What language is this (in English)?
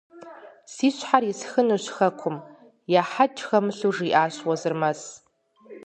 Kabardian